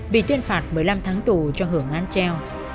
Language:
Vietnamese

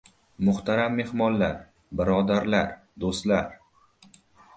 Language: Uzbek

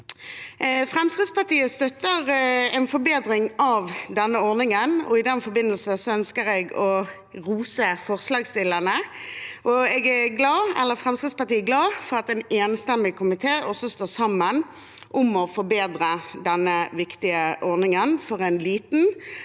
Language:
Norwegian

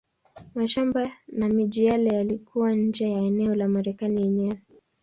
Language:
Swahili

